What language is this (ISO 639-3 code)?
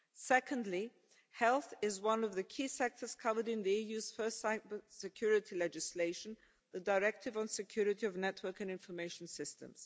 eng